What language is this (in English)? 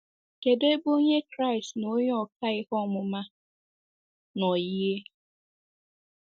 Igbo